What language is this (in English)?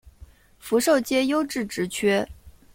Chinese